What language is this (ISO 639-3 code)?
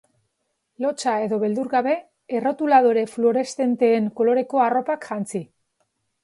eus